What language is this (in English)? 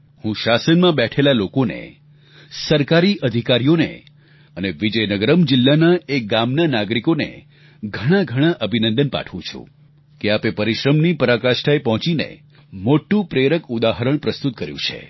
Gujarati